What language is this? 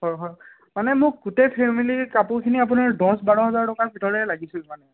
Assamese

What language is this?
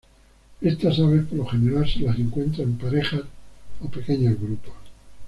Spanish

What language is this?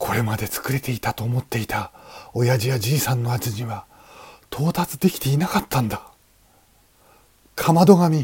Japanese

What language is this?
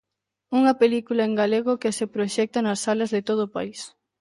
Galician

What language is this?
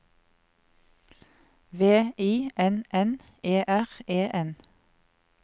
Norwegian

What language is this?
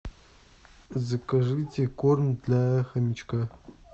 Russian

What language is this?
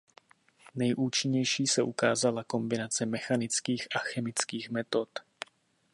Czech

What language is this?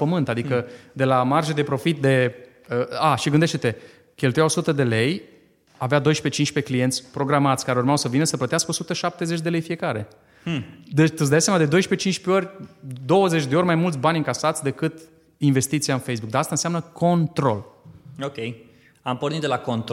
Romanian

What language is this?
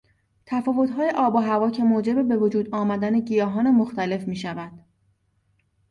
Persian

